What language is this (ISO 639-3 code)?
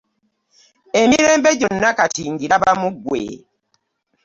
lug